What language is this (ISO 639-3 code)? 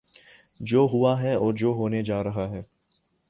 urd